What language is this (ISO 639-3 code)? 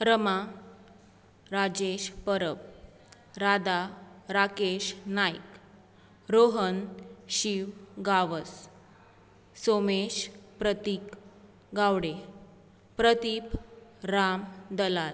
kok